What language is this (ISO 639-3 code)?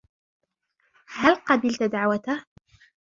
ara